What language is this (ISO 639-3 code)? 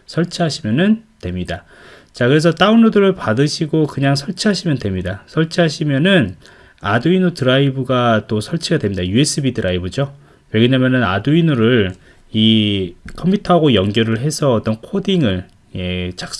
kor